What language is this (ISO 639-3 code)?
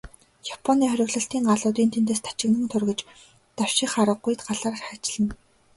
mon